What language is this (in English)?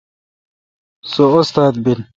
Kalkoti